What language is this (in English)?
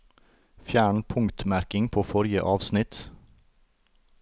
Norwegian